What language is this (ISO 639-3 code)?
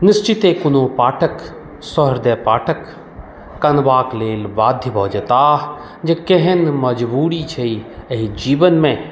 mai